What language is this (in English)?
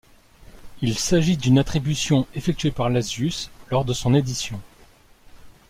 French